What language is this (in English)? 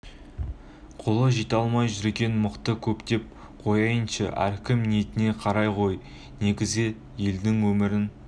Kazakh